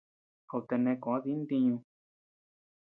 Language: Tepeuxila Cuicatec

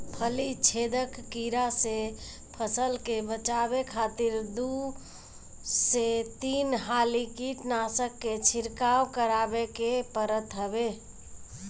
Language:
Bhojpuri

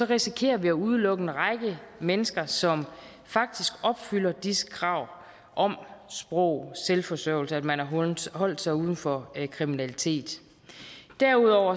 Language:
Danish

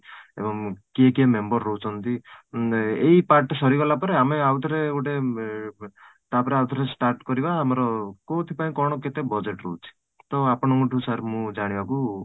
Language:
Odia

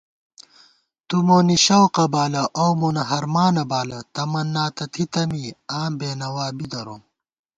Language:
Gawar-Bati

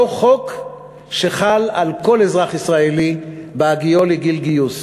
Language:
Hebrew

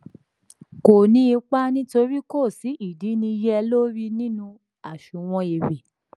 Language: Yoruba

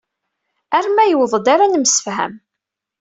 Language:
Kabyle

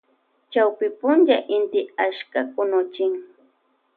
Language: Loja Highland Quichua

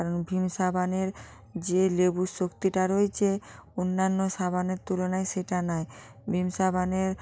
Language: Bangla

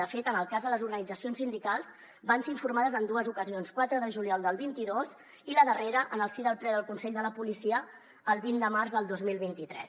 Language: Catalan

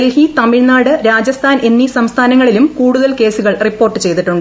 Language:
Malayalam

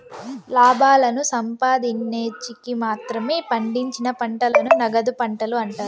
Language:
Telugu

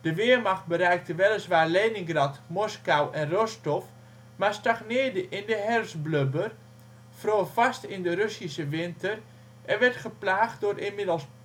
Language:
Dutch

